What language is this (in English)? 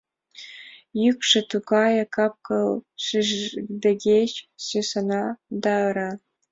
Mari